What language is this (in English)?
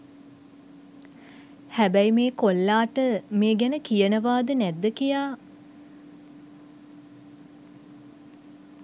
Sinhala